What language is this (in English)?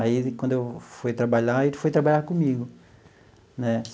Portuguese